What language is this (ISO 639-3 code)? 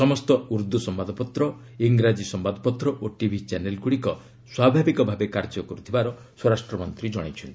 ori